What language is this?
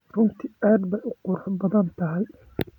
Somali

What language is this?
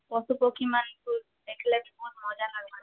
Odia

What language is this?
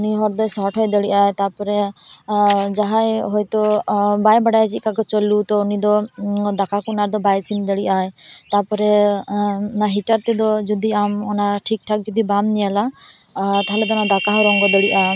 Santali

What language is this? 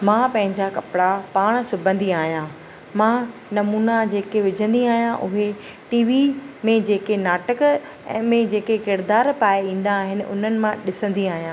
Sindhi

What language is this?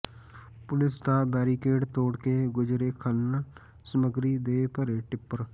Punjabi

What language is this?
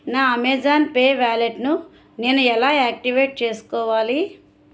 Telugu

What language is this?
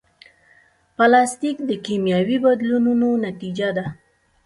Pashto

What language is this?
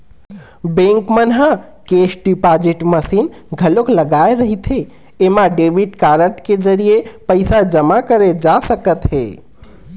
Chhattisgarhi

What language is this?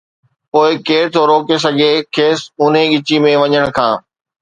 Sindhi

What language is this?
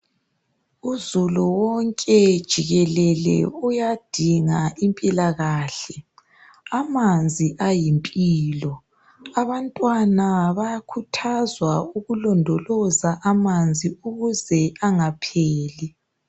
North Ndebele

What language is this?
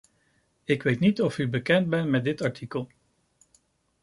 Dutch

